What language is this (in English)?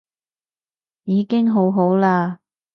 Cantonese